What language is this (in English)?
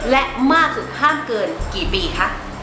Thai